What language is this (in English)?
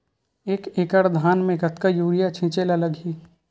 Chhattisgarhi